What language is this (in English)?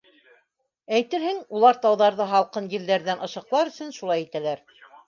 Bashkir